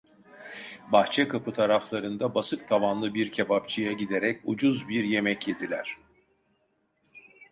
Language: Turkish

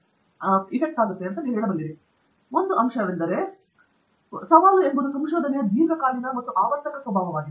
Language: Kannada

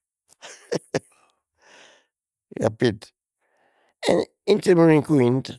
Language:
Sardinian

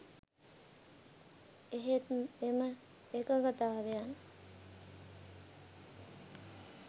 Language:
Sinhala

